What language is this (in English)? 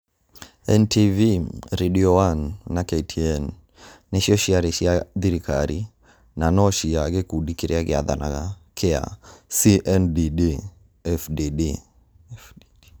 Kikuyu